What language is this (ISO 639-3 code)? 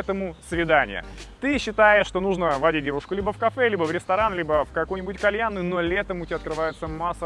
rus